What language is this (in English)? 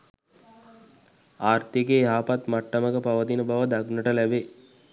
Sinhala